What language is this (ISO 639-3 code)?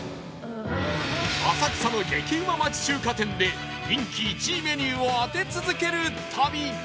jpn